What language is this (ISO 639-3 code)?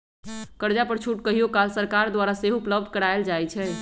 mag